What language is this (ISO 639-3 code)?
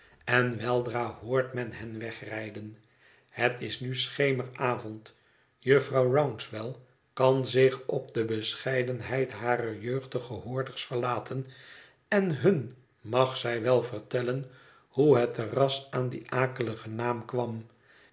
nld